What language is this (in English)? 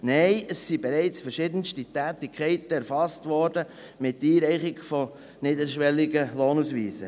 Swiss German